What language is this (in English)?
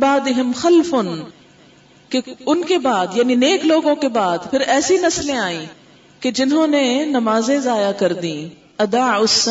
Urdu